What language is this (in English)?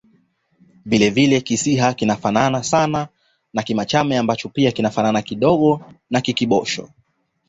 Swahili